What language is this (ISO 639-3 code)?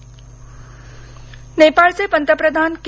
mar